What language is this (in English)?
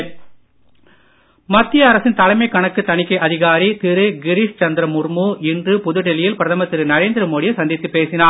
Tamil